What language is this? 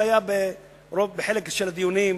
Hebrew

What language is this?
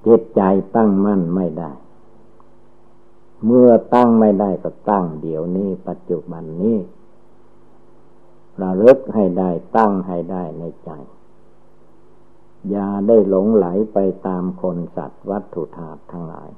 Thai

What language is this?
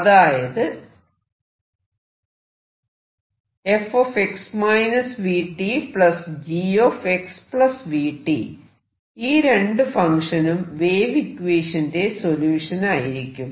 Malayalam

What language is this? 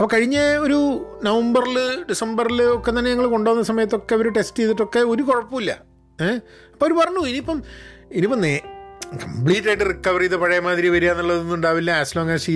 Malayalam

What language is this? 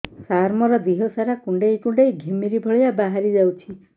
Odia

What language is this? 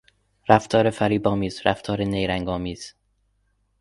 Persian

